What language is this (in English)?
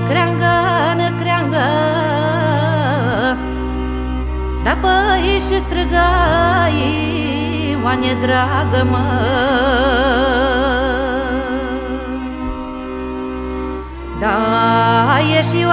Romanian